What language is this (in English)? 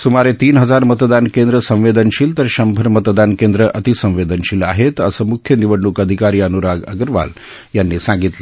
Marathi